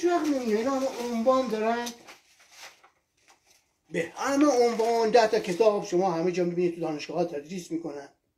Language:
Persian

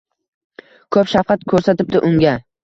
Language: Uzbek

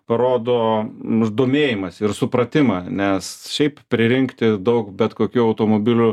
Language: Lithuanian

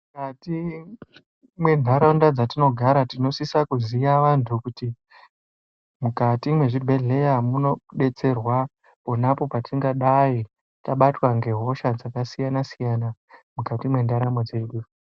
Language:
Ndau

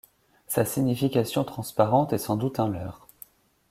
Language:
French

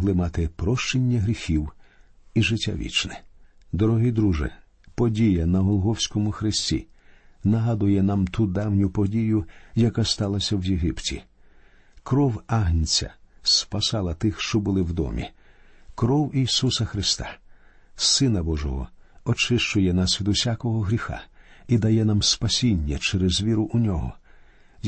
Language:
Ukrainian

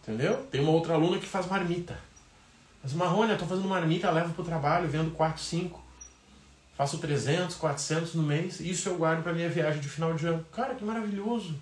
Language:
Portuguese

